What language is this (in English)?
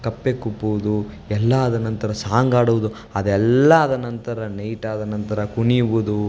Kannada